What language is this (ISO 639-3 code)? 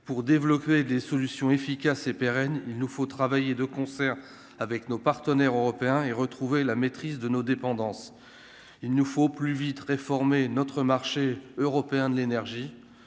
fra